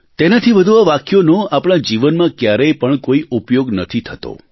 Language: Gujarati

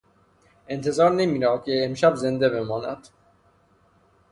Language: Persian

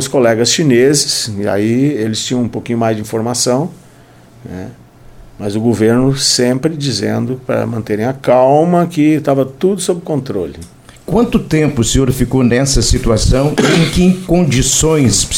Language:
Portuguese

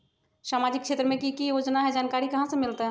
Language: Magahi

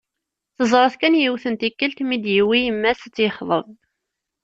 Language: Kabyle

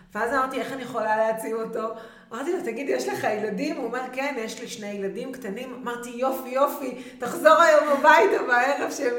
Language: Hebrew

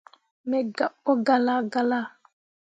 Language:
Mundang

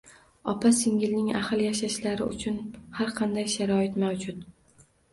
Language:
Uzbek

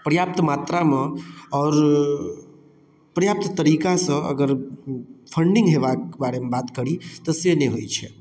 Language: Maithili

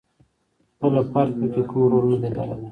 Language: Pashto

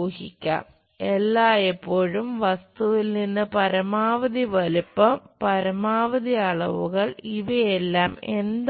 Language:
Malayalam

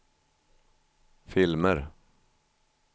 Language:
Swedish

